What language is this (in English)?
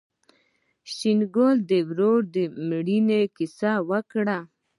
Pashto